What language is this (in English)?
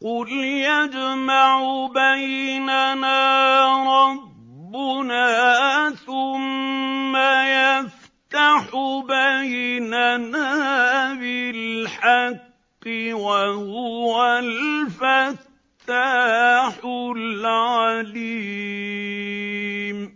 Arabic